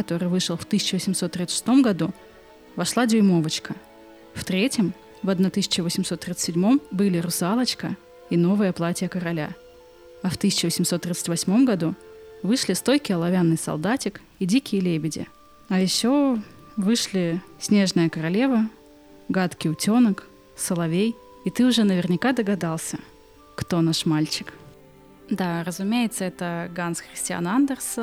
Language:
Russian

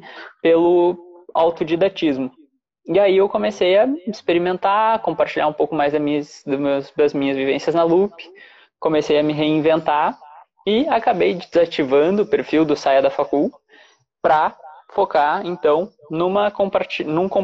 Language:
Portuguese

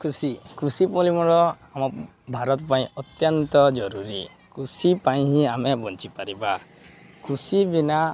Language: Odia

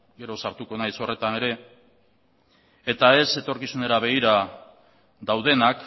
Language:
Basque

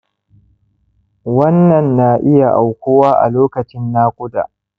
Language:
Hausa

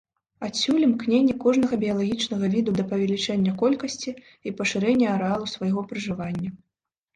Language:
Belarusian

